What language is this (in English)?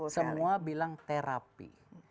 Indonesian